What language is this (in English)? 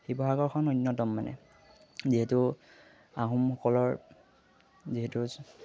Assamese